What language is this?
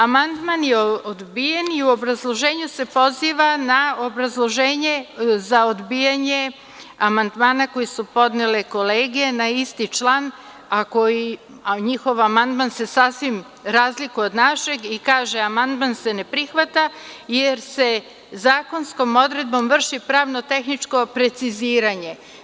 Serbian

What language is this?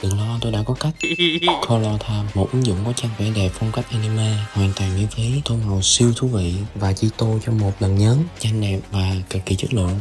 Vietnamese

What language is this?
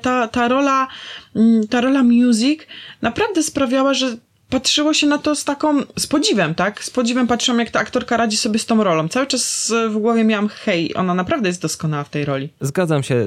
Polish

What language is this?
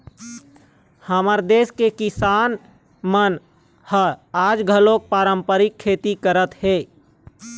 Chhattisgarhi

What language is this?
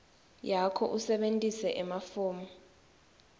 Swati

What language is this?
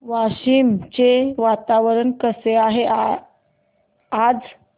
Marathi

